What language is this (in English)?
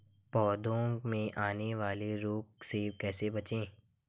Hindi